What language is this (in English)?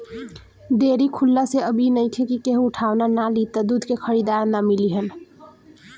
Bhojpuri